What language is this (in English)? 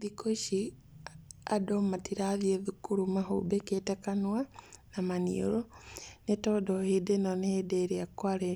Kikuyu